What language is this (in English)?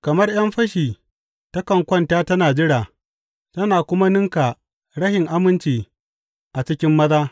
Hausa